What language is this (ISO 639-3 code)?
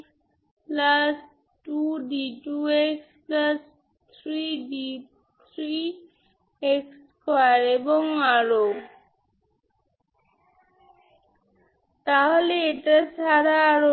ben